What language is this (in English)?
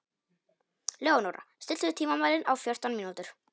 Icelandic